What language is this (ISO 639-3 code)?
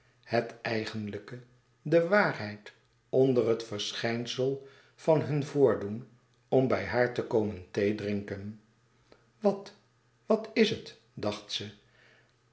nld